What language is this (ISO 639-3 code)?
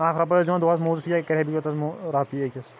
kas